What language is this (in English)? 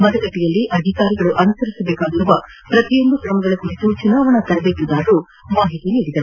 Kannada